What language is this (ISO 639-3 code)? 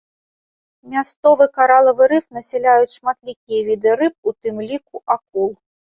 bel